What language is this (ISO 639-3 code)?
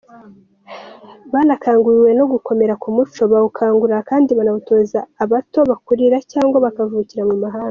kin